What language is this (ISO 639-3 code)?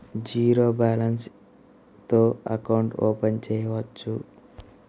tel